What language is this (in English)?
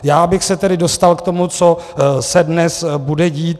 Czech